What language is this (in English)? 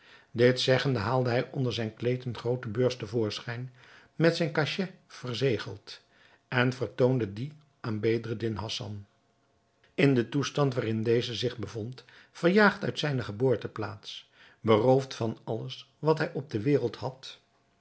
Dutch